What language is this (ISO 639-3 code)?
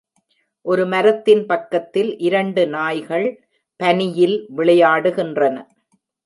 tam